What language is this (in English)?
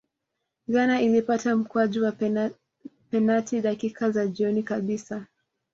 Swahili